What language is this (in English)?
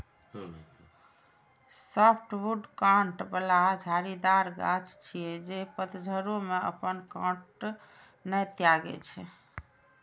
Maithili